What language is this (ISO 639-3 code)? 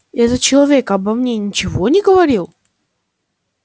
rus